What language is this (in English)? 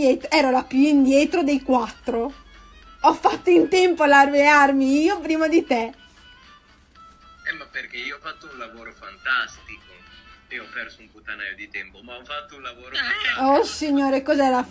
Italian